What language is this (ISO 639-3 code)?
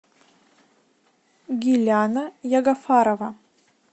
rus